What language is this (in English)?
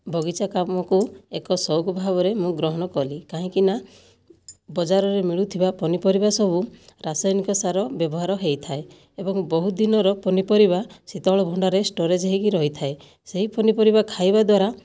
Odia